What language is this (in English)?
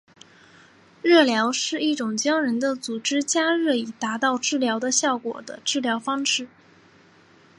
Chinese